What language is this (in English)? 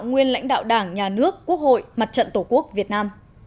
Vietnamese